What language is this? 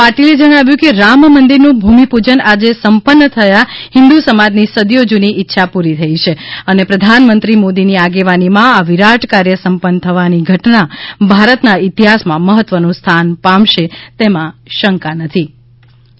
Gujarati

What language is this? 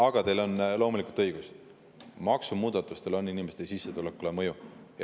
Estonian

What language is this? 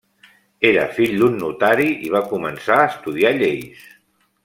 Catalan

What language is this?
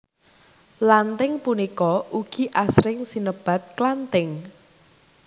Javanese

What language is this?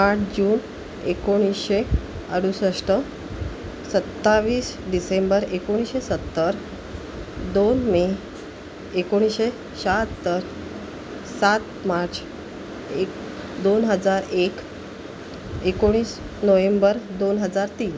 Marathi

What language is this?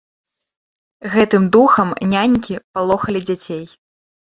Belarusian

